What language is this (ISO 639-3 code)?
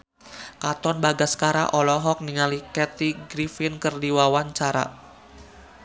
sun